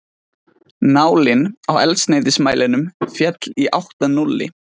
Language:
Icelandic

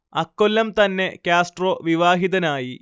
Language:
Malayalam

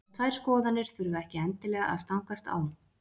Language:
Icelandic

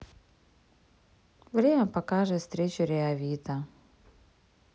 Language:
Russian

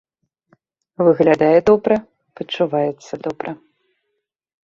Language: Belarusian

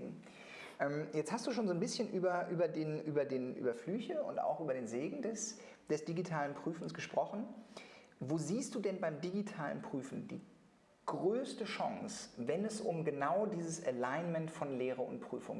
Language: German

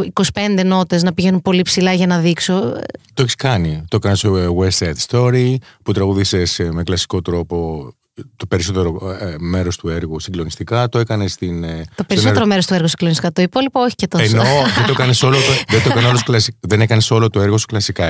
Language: Greek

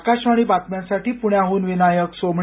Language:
Marathi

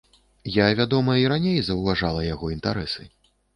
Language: Belarusian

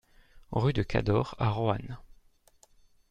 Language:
French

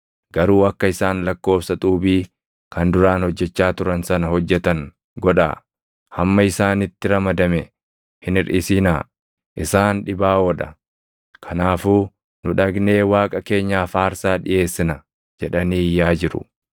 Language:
Oromo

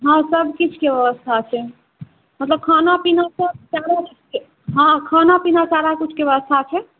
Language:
Maithili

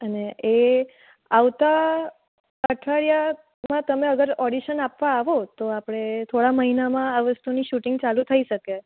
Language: Gujarati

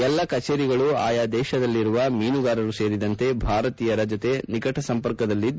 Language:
Kannada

